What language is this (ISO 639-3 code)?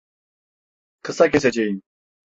tur